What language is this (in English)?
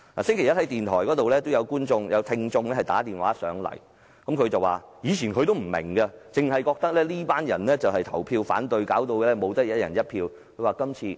Cantonese